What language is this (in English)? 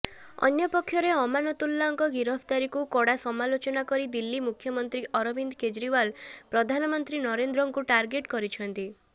Odia